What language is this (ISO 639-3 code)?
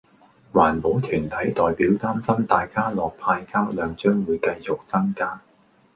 yue